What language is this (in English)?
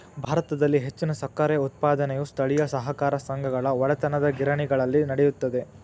Kannada